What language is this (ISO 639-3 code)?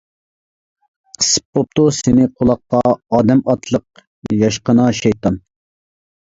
uig